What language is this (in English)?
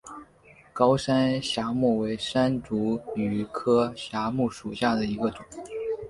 Chinese